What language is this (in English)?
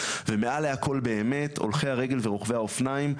Hebrew